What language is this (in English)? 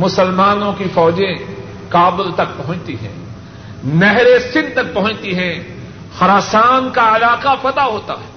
Urdu